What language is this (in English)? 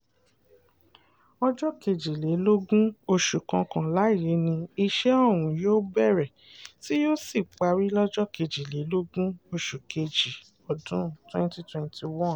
Yoruba